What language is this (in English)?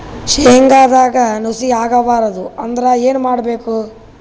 Kannada